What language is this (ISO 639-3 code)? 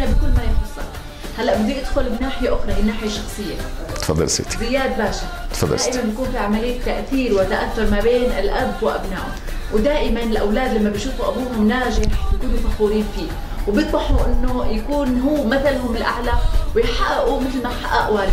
ara